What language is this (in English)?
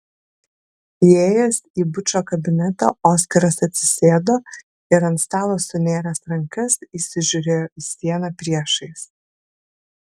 Lithuanian